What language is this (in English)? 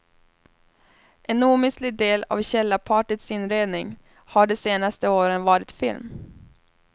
Swedish